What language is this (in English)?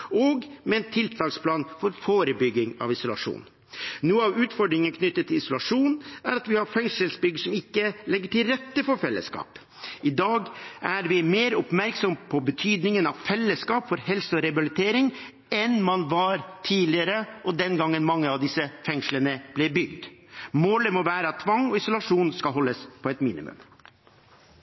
Norwegian Bokmål